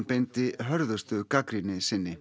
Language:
Icelandic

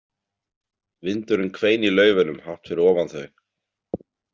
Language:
Icelandic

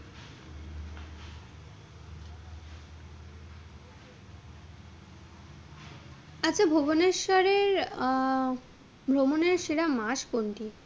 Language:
Bangla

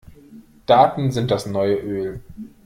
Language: German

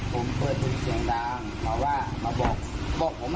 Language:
Thai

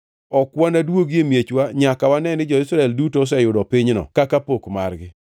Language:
Luo (Kenya and Tanzania)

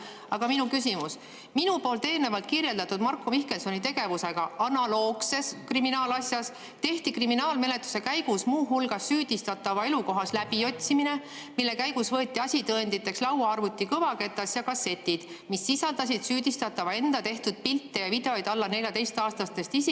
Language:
Estonian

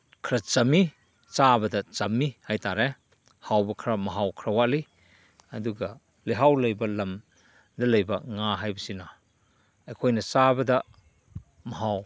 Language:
Manipuri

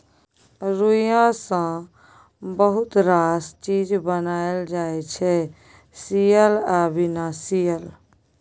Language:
Maithili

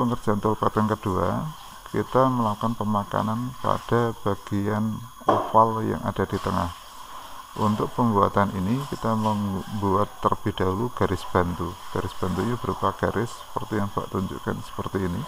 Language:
Indonesian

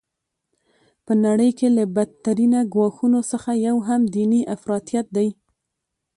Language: Pashto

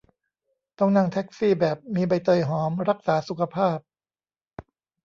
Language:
Thai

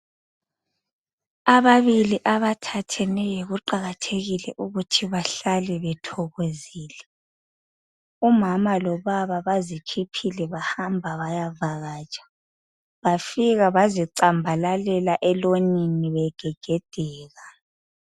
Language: North Ndebele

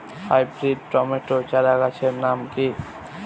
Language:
Bangla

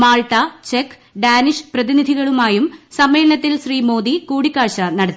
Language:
Malayalam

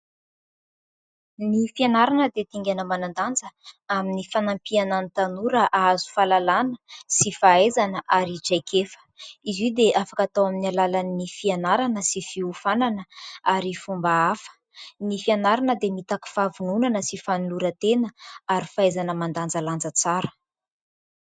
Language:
Malagasy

